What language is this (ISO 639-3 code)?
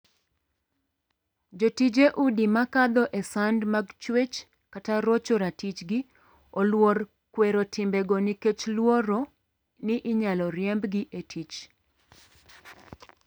luo